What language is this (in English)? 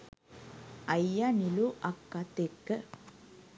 Sinhala